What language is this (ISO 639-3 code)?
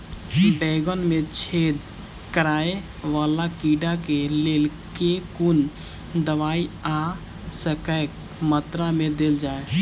mai